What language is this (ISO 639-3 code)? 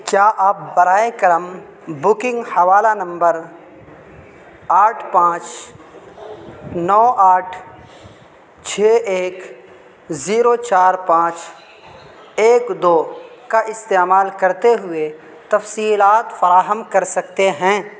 urd